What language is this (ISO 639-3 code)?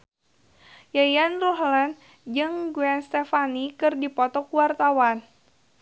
sun